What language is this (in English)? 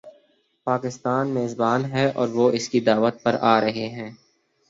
Urdu